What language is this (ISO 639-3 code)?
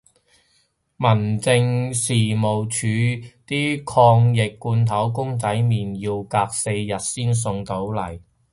yue